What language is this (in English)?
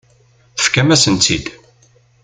Kabyle